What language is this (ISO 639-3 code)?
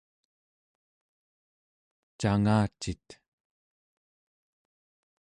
esu